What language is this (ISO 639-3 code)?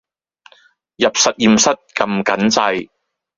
yue